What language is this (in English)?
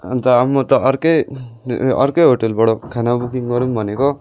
Nepali